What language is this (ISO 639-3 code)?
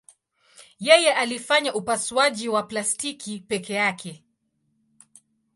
swa